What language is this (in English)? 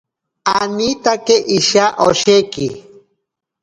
Ashéninka Perené